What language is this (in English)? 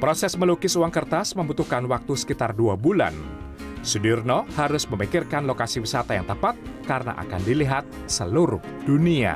Indonesian